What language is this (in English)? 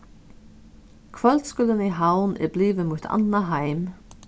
Faroese